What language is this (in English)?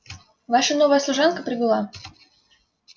Russian